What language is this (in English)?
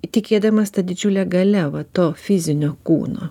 Lithuanian